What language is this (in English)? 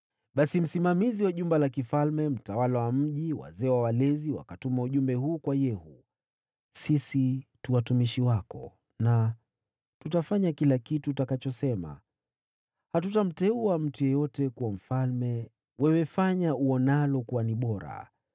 Swahili